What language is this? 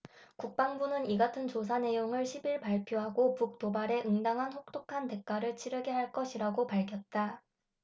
Korean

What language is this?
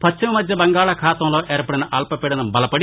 Telugu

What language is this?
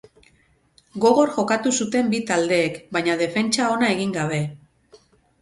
Basque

